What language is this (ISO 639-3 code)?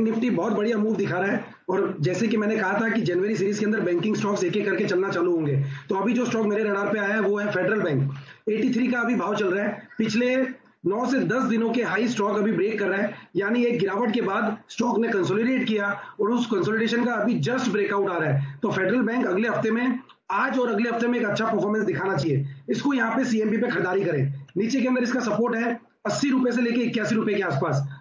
hin